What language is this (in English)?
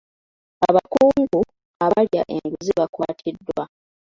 Ganda